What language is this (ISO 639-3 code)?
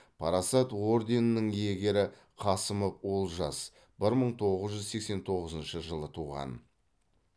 kaz